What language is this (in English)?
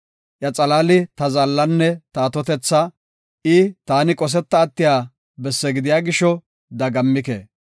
Gofa